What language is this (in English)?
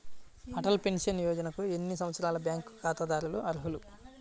Telugu